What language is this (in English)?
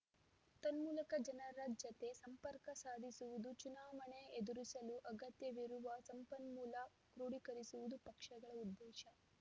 Kannada